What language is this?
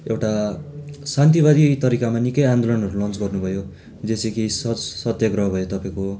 Nepali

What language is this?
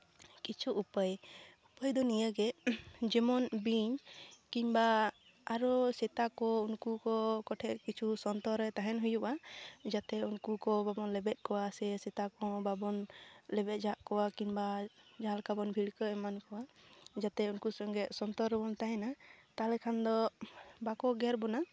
Santali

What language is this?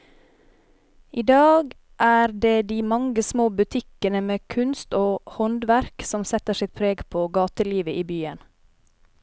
Norwegian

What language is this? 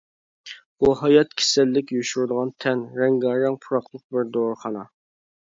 Uyghur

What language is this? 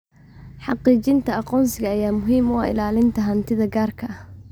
Somali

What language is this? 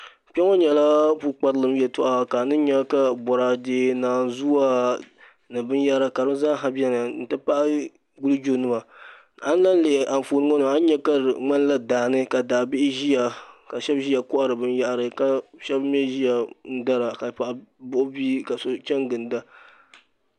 Dagbani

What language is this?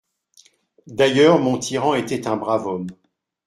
French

